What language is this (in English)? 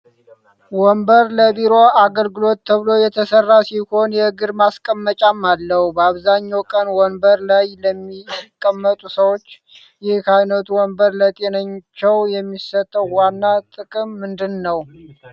Amharic